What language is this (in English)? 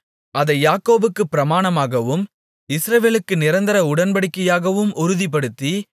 Tamil